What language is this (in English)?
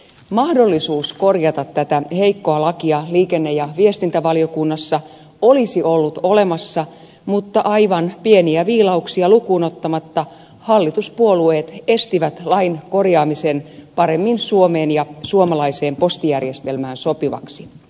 Finnish